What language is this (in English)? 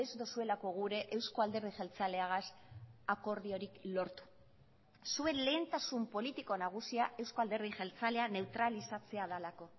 Basque